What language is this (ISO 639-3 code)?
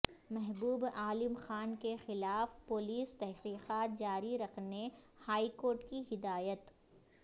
urd